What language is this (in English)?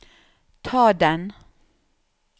Norwegian